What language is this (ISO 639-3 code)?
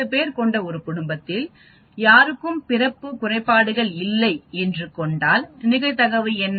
tam